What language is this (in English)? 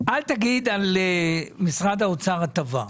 Hebrew